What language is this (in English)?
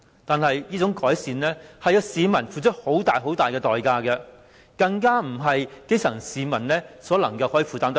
Cantonese